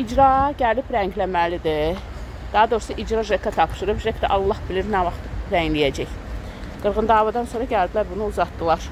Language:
Turkish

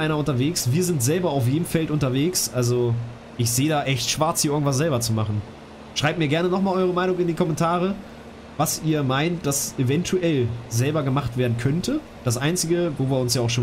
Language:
German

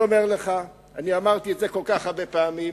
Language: Hebrew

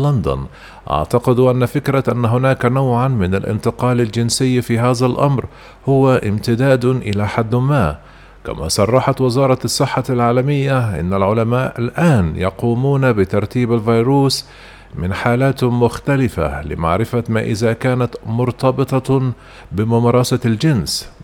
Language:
Arabic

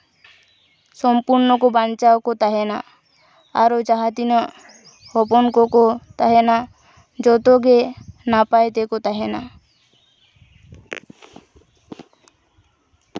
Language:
Santali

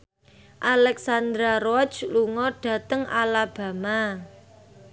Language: Javanese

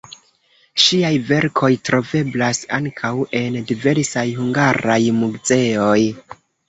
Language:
Esperanto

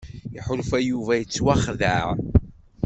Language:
Kabyle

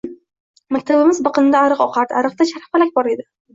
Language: Uzbek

